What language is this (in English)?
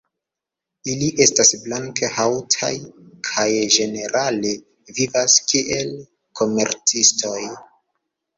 Esperanto